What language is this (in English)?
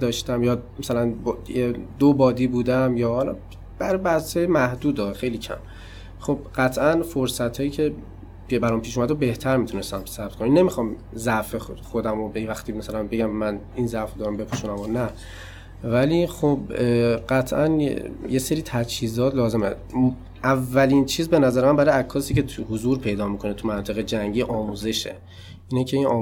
Persian